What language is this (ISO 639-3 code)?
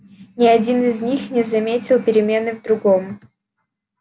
rus